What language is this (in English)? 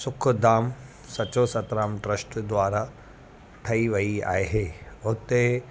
Sindhi